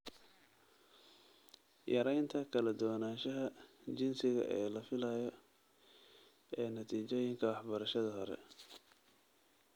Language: Somali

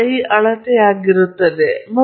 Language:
Kannada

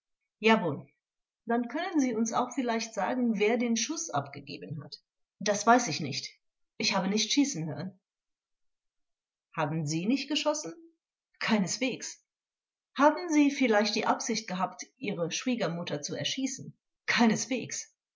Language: German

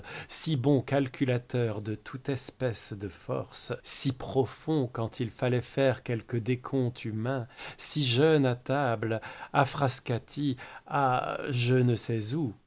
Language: French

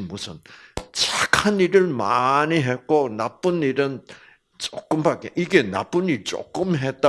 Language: Korean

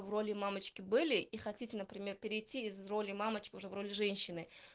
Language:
Russian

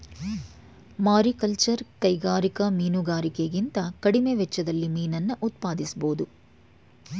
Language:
Kannada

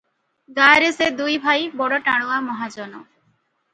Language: Odia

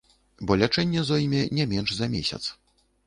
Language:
Belarusian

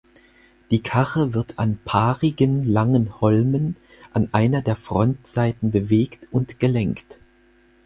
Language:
German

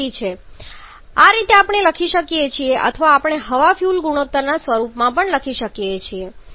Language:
Gujarati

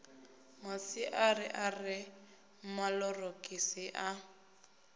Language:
Venda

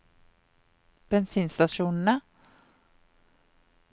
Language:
Norwegian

